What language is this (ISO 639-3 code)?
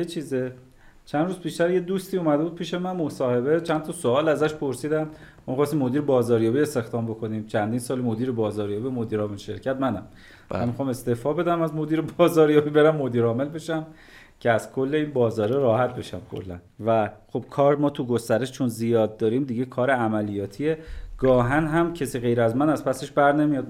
fas